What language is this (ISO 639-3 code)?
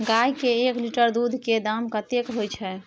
mai